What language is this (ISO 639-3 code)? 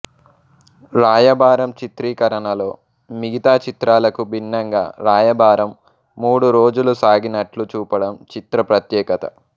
tel